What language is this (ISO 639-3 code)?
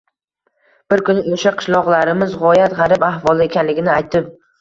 uzb